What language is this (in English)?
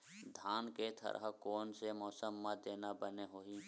Chhattisgarhi